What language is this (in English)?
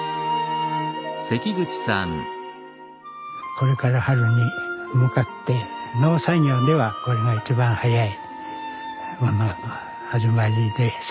Japanese